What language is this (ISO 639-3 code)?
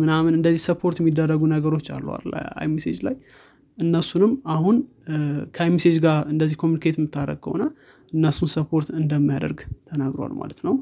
amh